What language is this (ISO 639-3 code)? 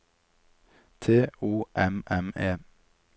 nor